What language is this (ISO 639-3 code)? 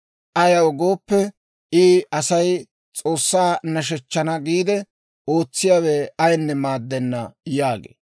dwr